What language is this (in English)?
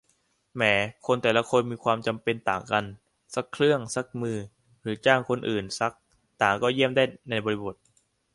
Thai